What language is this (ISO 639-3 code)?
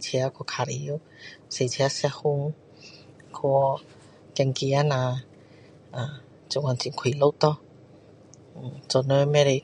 cdo